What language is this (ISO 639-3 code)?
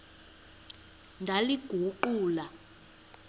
xho